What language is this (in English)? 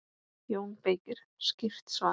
Icelandic